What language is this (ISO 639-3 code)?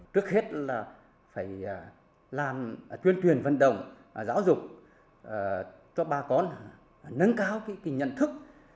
vie